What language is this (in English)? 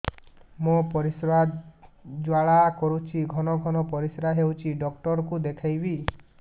Odia